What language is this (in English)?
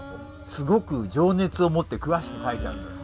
Japanese